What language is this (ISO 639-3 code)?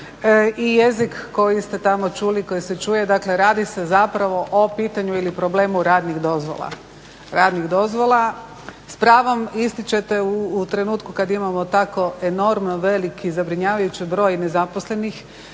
hrv